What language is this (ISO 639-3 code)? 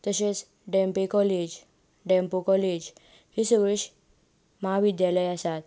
kok